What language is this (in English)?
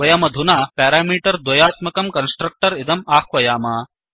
Sanskrit